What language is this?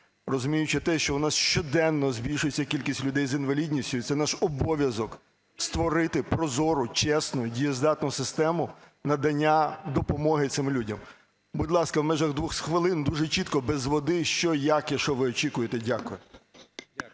Ukrainian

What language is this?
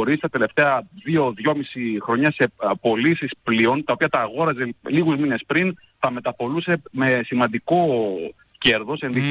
Greek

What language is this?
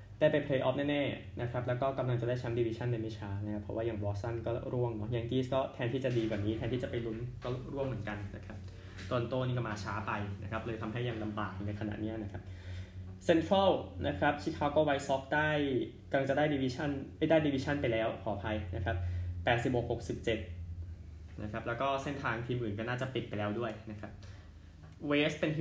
Thai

